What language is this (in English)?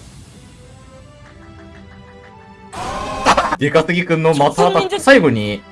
Japanese